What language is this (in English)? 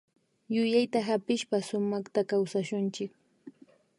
Imbabura Highland Quichua